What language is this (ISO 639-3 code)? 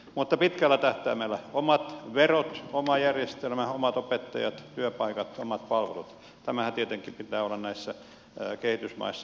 fin